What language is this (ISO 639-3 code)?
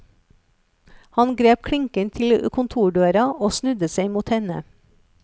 nor